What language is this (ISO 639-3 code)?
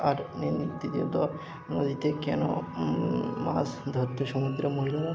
ben